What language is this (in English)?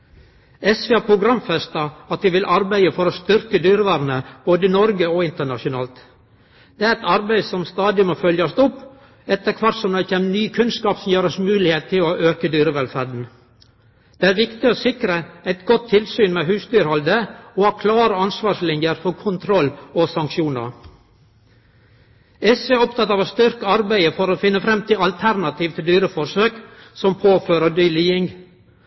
Norwegian Nynorsk